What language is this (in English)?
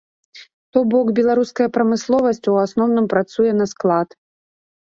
Belarusian